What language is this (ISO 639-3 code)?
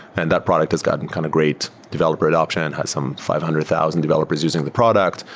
eng